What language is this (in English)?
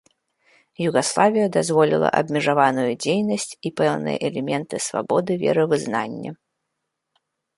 Belarusian